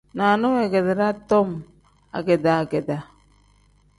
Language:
Tem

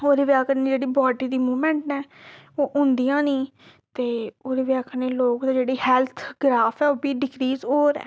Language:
Dogri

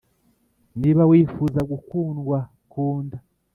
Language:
Kinyarwanda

